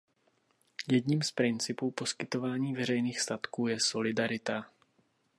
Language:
Czech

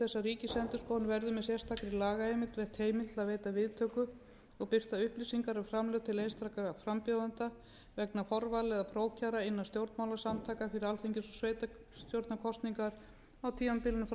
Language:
Icelandic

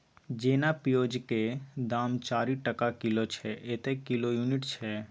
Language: Maithili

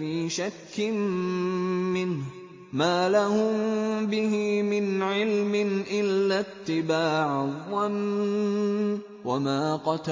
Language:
Arabic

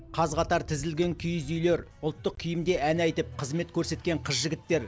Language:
Kazakh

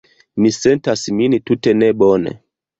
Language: Esperanto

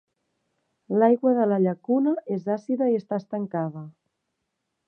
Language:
Catalan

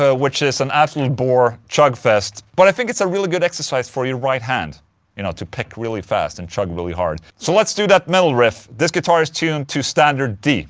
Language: English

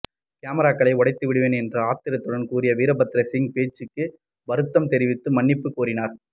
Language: Tamil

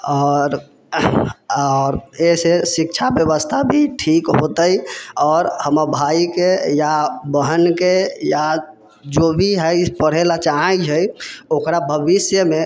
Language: Maithili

